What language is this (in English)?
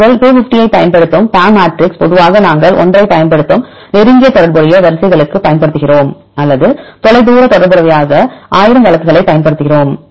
Tamil